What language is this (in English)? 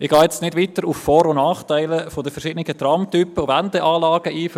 Swiss German